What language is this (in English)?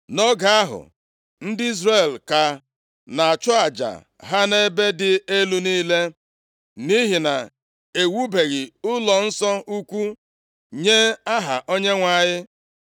Igbo